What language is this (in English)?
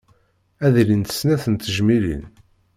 Kabyle